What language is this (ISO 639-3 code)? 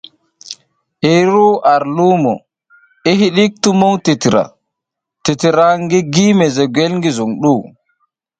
giz